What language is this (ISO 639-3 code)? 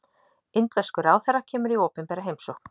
isl